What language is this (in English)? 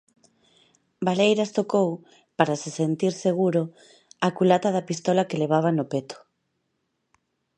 Galician